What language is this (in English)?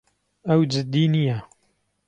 Central Kurdish